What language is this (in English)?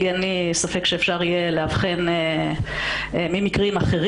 Hebrew